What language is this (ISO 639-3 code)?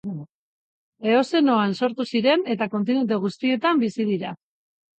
eus